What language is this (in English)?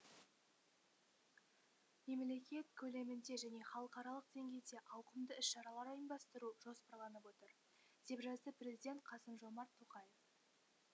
Kazakh